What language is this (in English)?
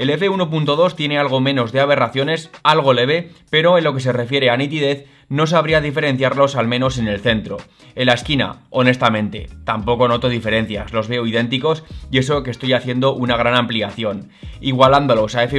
Spanish